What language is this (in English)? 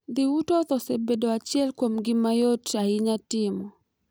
Luo (Kenya and Tanzania)